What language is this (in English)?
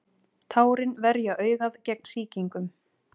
Icelandic